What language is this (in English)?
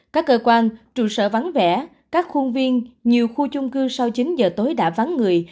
Vietnamese